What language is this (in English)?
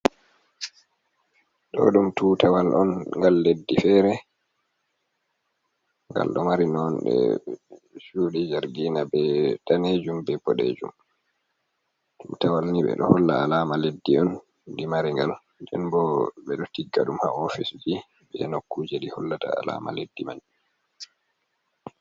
Fula